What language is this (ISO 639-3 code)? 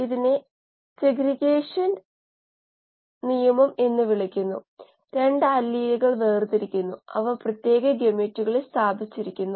mal